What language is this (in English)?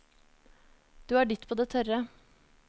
Norwegian